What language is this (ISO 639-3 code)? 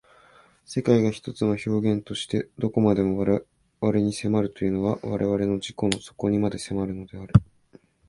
jpn